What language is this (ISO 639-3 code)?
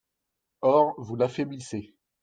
fra